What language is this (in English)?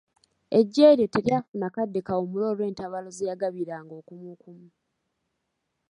Ganda